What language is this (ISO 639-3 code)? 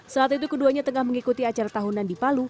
ind